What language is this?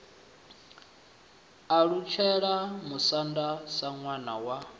Venda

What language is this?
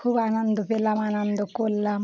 Bangla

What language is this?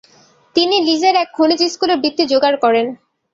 Bangla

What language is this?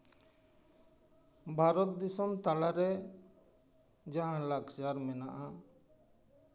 Santali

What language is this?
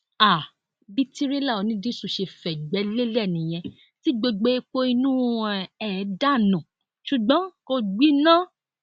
Yoruba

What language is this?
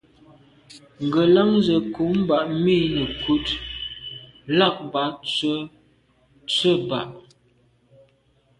Medumba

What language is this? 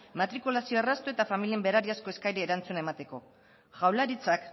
Basque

